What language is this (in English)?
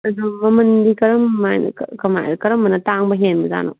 Manipuri